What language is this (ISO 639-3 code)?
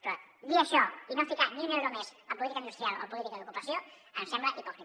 cat